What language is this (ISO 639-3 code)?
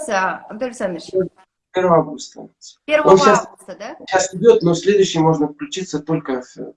rus